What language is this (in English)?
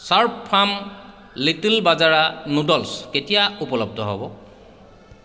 Assamese